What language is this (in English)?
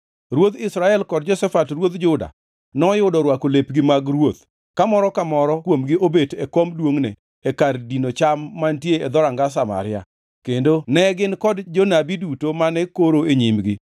Luo (Kenya and Tanzania)